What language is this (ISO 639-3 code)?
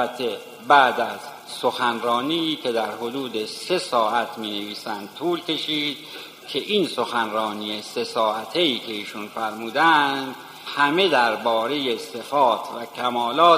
fas